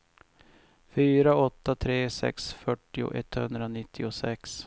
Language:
Swedish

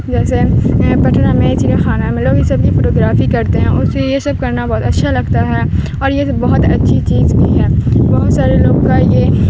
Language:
Urdu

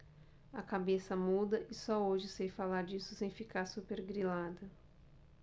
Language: Portuguese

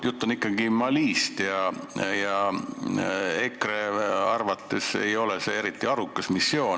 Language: Estonian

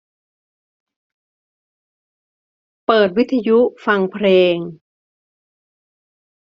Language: Thai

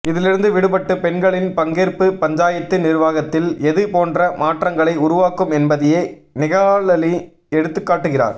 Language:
Tamil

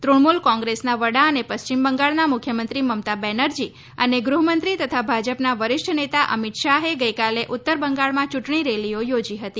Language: Gujarati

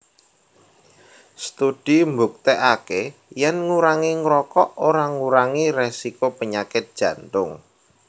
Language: Javanese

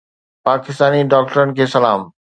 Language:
Sindhi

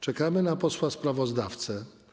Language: Polish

